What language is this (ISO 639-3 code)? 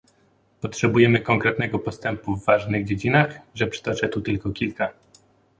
pol